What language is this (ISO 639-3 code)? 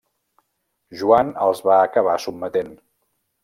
cat